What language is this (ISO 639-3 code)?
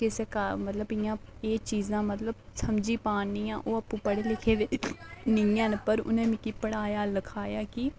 doi